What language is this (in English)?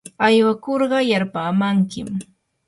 Yanahuanca Pasco Quechua